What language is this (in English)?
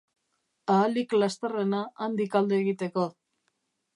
Basque